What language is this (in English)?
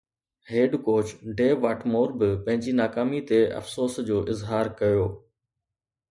Sindhi